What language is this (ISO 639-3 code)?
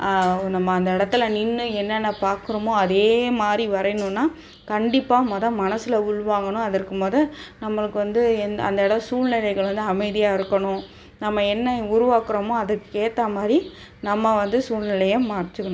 tam